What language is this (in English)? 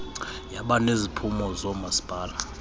Xhosa